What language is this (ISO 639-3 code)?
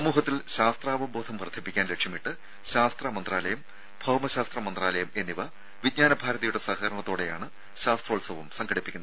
mal